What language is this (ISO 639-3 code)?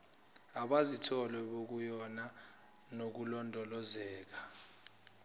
zul